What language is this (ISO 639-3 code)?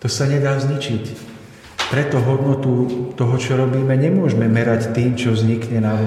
slk